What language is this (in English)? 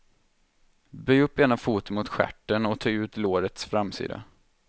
Swedish